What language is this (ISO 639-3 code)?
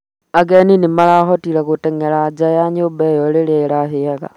kik